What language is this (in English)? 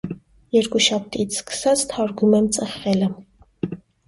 Armenian